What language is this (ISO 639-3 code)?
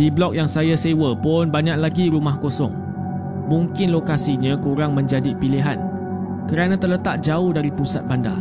msa